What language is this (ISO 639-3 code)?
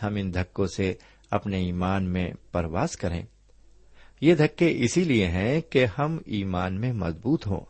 urd